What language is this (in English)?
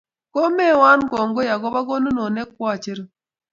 Kalenjin